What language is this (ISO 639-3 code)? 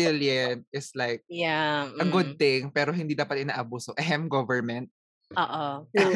fil